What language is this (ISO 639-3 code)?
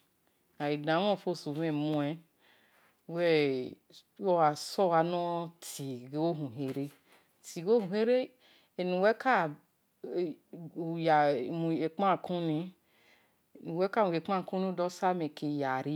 ish